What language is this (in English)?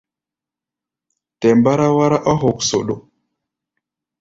Gbaya